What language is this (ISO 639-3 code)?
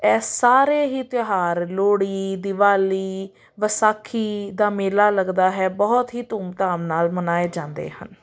pan